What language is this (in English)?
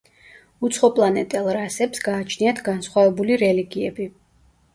Georgian